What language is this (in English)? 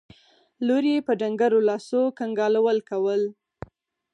Pashto